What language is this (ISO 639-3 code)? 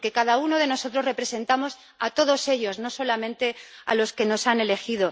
spa